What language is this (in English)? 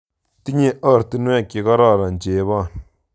Kalenjin